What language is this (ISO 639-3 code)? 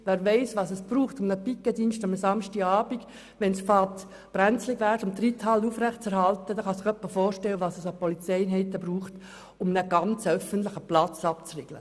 gsw